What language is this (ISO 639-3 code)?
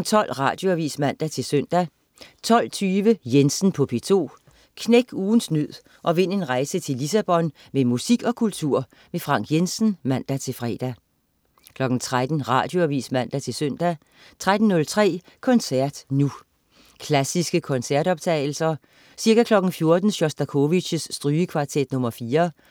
dan